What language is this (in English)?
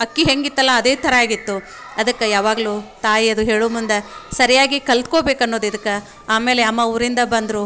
Kannada